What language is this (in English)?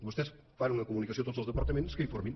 Catalan